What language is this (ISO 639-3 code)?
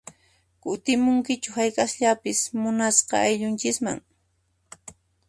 qxp